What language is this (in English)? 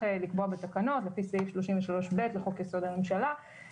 Hebrew